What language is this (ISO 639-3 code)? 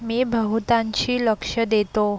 mar